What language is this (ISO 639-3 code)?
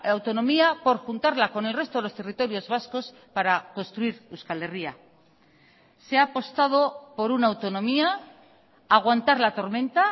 spa